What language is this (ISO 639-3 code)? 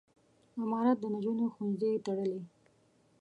pus